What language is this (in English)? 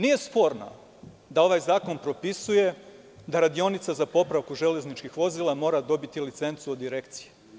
Serbian